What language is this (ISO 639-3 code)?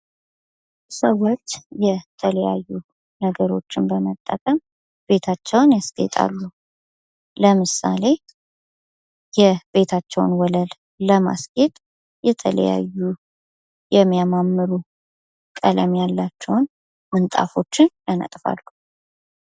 amh